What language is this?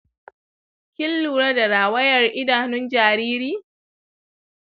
Hausa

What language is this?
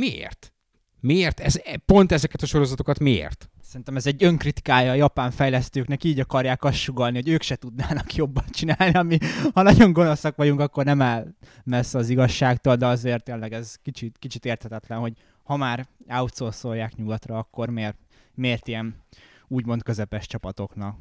Hungarian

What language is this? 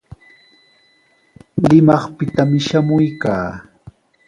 Sihuas Ancash Quechua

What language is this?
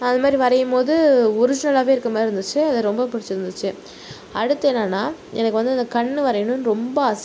Tamil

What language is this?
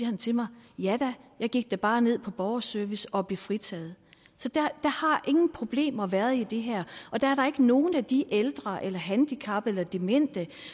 Danish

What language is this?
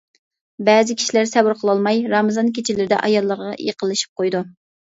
Uyghur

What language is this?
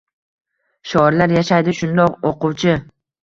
Uzbek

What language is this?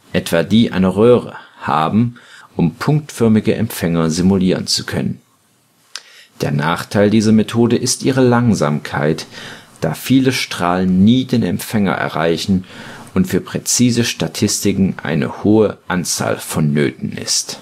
German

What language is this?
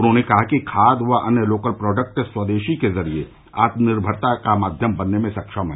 Hindi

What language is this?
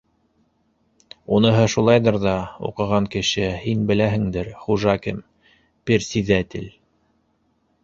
Bashkir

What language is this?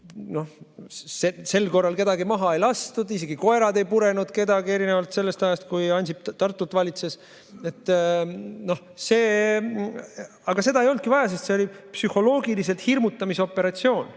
Estonian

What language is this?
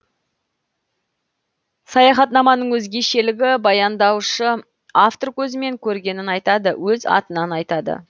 Kazakh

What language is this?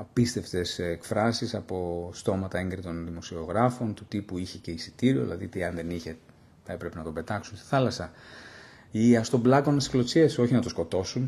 Greek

